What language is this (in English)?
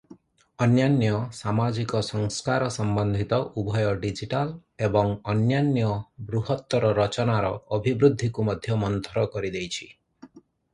Odia